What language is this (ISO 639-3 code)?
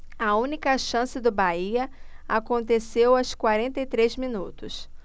por